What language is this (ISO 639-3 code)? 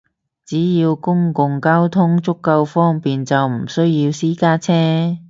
yue